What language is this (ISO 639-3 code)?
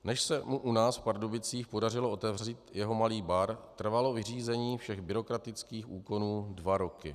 ces